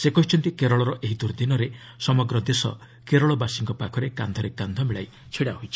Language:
Odia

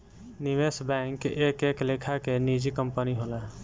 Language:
Bhojpuri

